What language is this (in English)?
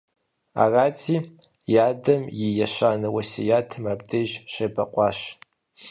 Kabardian